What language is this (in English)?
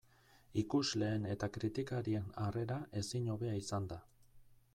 Basque